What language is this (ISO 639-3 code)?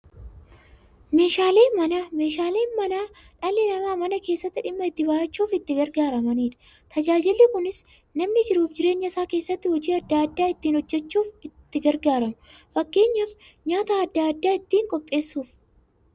orm